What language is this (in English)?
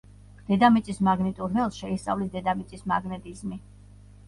Georgian